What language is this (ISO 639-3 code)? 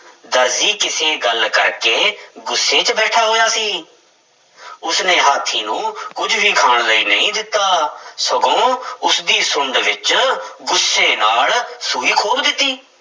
pan